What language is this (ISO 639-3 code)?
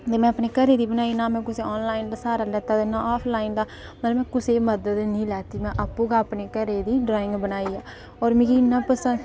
doi